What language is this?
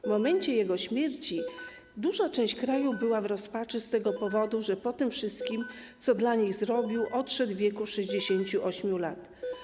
Polish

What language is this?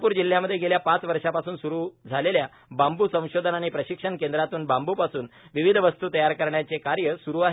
Marathi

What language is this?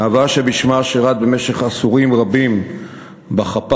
Hebrew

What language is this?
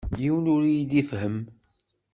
Kabyle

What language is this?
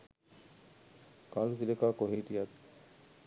Sinhala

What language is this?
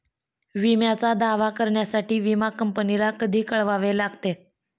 Marathi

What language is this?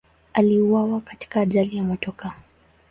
Swahili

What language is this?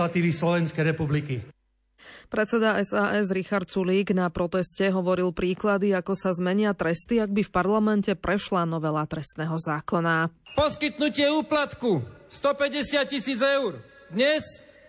Slovak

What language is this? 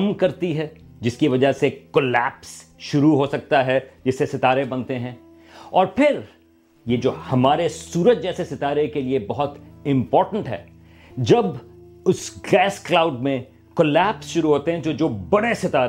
Urdu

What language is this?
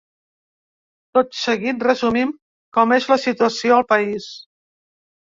Catalan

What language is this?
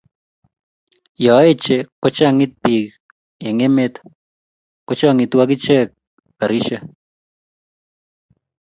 Kalenjin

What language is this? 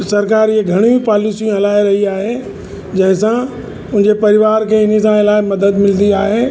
Sindhi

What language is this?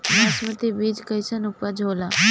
Bhojpuri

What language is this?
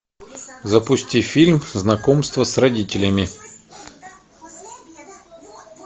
Russian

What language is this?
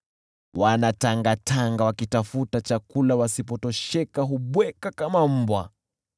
Swahili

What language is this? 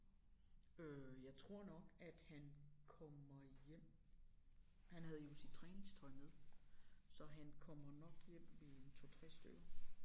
Danish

